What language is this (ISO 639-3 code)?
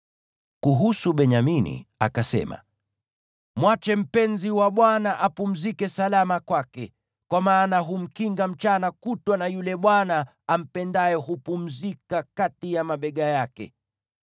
swa